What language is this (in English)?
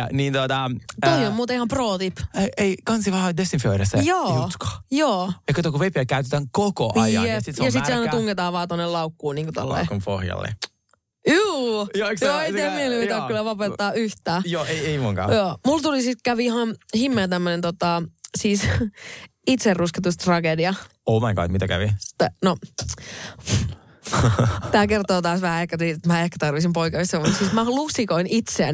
Finnish